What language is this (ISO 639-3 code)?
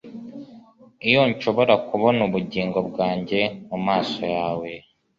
kin